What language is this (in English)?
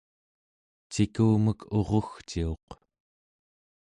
Central Yupik